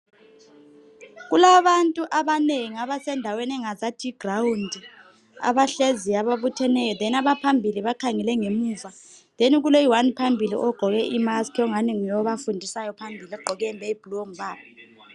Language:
North Ndebele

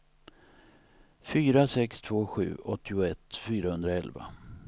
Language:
Swedish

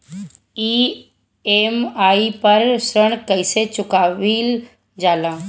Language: Bhojpuri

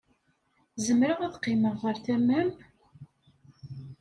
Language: Kabyle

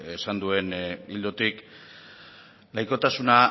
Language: Basque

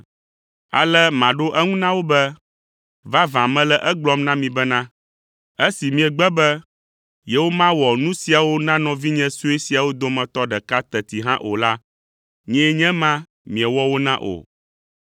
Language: Ewe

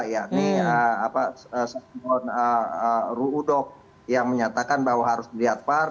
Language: Indonesian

